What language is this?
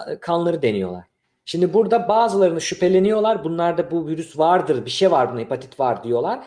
Turkish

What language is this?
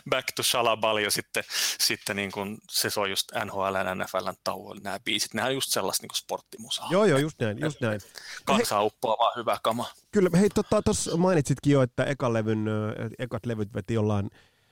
Finnish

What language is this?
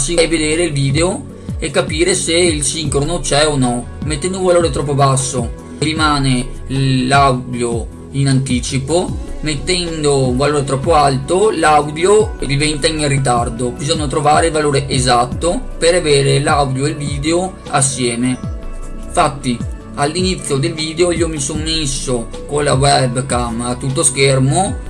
Italian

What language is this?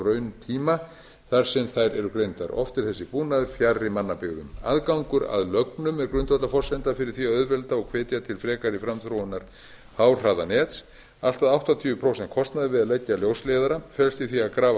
Icelandic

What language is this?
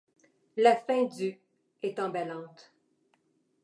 French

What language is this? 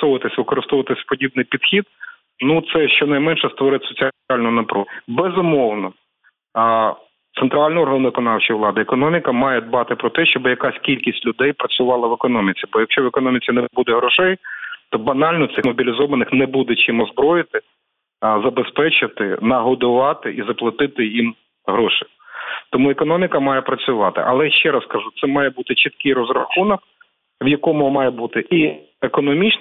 Ukrainian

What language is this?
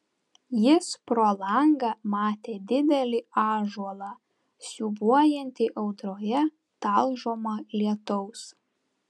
Lithuanian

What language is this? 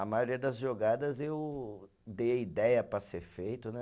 Portuguese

